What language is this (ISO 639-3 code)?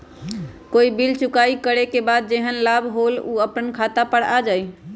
mag